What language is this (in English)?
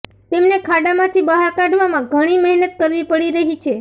Gujarati